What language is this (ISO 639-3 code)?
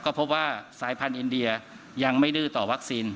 tha